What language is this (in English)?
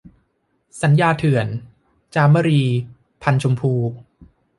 Thai